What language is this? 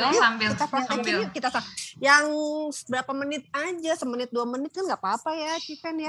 Indonesian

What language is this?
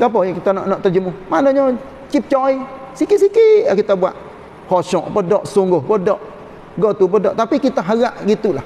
Malay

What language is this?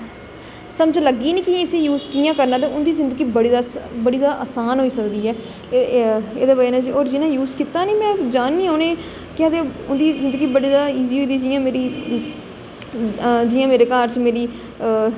Dogri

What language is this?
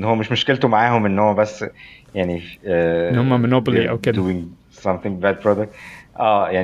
Arabic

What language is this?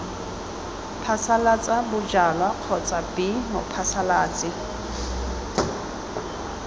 Tswana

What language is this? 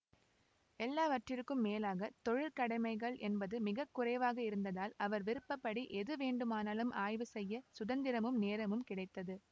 Tamil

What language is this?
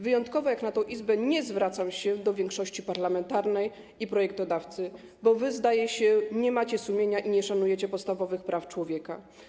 Polish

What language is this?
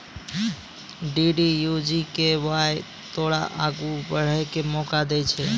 Maithili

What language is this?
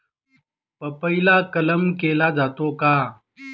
Marathi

